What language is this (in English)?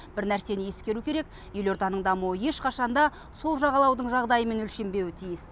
Kazakh